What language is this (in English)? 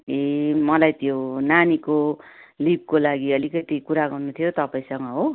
Nepali